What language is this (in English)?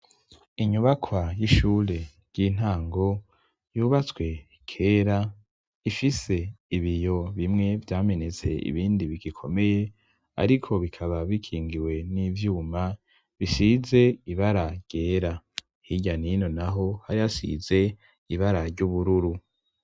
Rundi